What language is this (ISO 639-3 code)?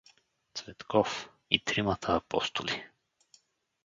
bul